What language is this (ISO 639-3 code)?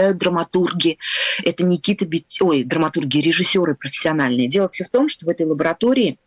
rus